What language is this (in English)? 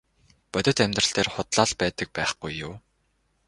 Mongolian